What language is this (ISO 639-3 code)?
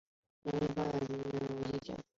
zho